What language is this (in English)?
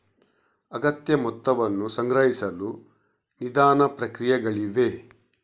Kannada